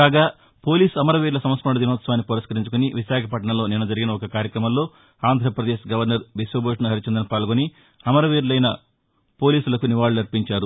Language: Telugu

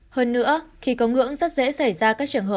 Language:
Vietnamese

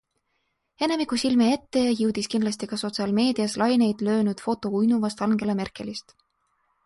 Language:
Estonian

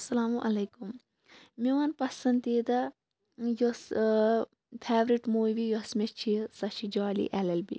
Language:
Kashmiri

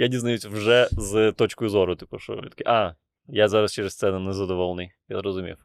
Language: Ukrainian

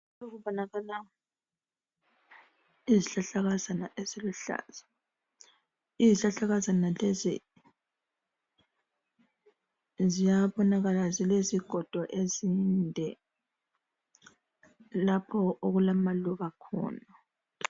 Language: North Ndebele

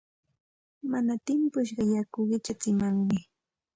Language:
Santa Ana de Tusi Pasco Quechua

